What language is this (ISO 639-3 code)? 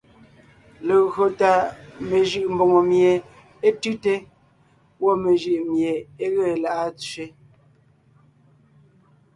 nnh